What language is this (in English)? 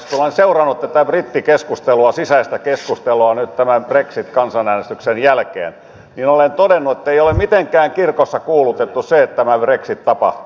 Finnish